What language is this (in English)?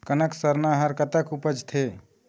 Chhattisgarhi